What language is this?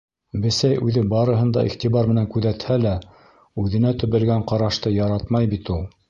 Bashkir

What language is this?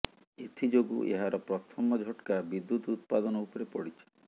Odia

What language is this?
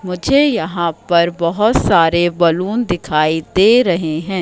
Hindi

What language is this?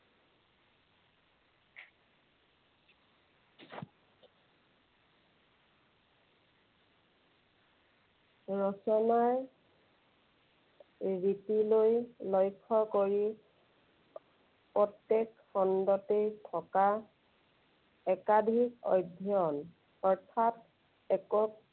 Assamese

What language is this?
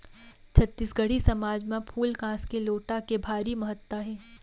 Chhattisgarhi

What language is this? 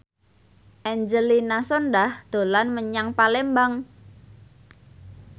Javanese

